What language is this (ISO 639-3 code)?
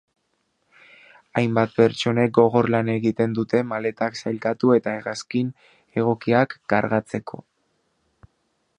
eus